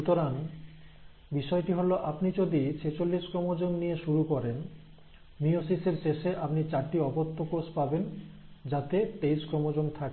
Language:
Bangla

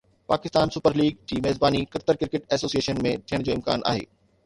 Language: Sindhi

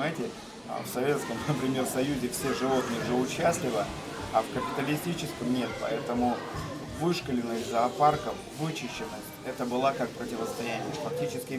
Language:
Russian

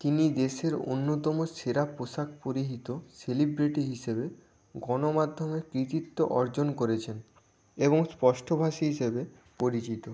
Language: Bangla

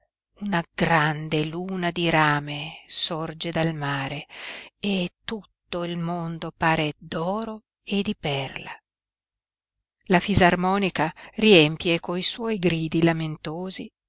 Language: Italian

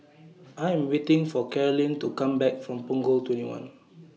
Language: English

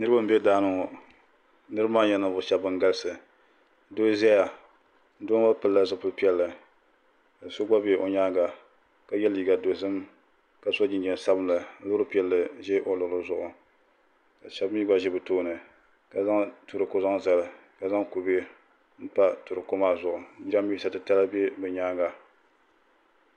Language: Dagbani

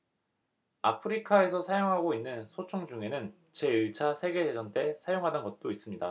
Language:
Korean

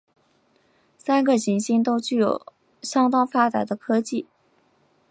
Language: Chinese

